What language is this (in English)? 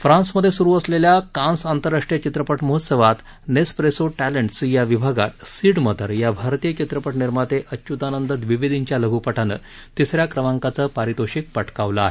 Marathi